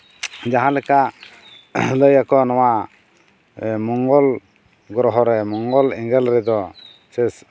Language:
Santali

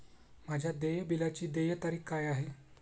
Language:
Marathi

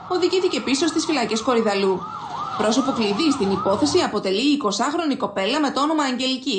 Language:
Greek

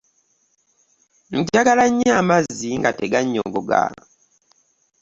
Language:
Ganda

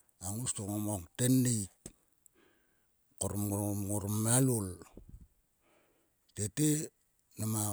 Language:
Sulka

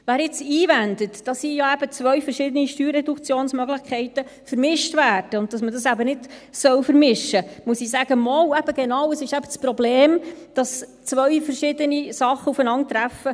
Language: Swiss German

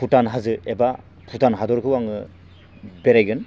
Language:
Bodo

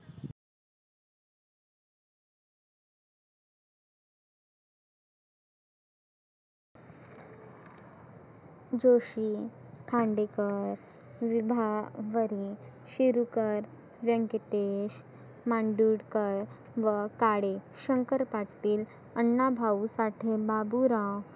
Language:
Marathi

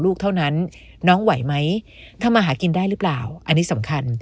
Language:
Thai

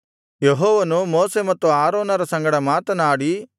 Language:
Kannada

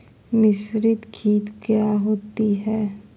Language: Magahi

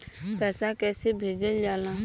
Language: Bhojpuri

